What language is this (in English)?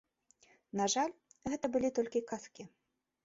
Belarusian